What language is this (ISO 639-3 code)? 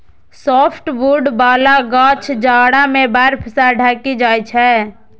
mai